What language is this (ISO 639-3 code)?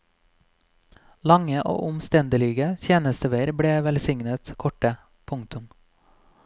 nor